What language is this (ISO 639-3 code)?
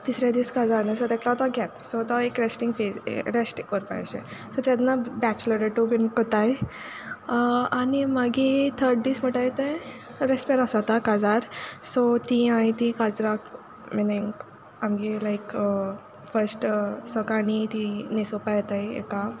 kok